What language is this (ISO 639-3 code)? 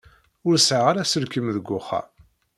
kab